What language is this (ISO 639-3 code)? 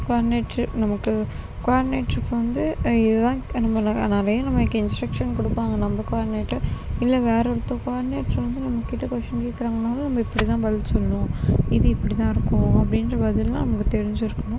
tam